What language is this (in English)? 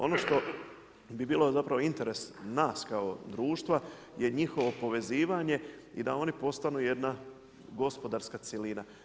Croatian